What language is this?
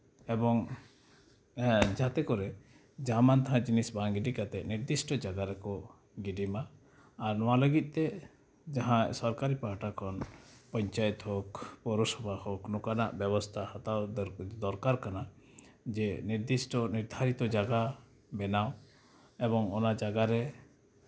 Santali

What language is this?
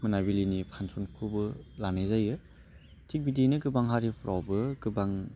Bodo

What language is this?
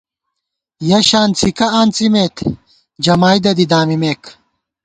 Gawar-Bati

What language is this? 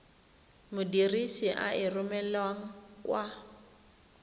Tswana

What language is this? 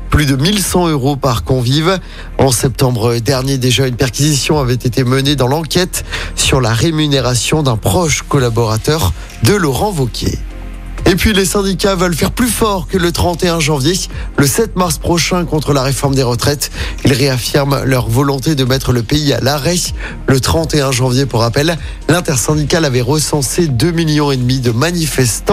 French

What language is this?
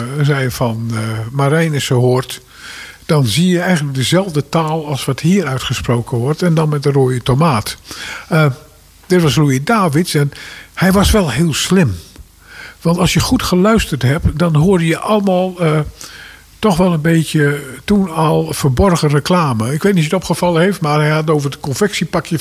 Dutch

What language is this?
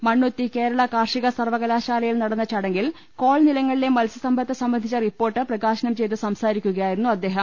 Malayalam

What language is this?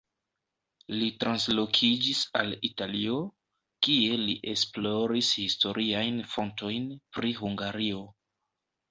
Esperanto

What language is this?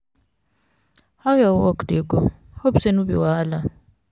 Nigerian Pidgin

